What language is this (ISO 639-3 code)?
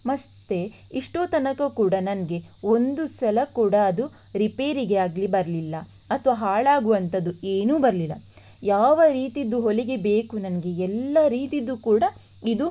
kan